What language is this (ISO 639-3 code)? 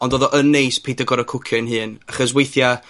cym